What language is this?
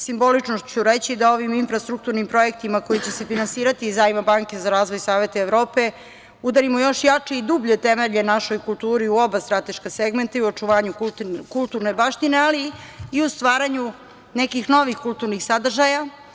Serbian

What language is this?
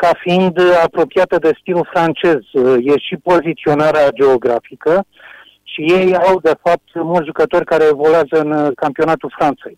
Romanian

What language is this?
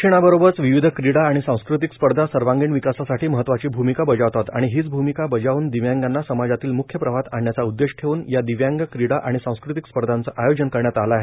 Marathi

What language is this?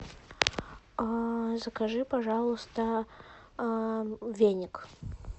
Russian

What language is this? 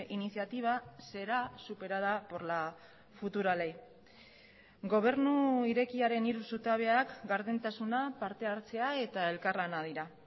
Basque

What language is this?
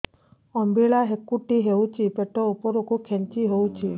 Odia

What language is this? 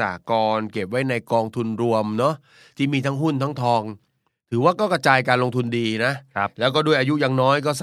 Thai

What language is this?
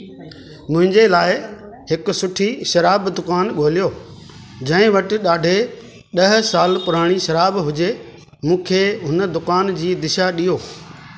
Sindhi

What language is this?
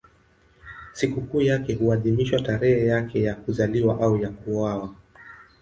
Swahili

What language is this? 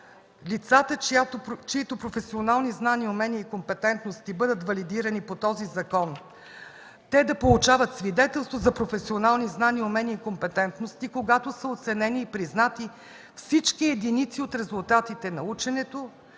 Bulgarian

